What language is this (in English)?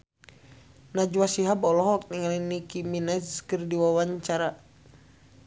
Sundanese